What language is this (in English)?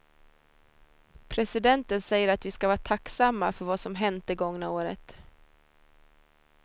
Swedish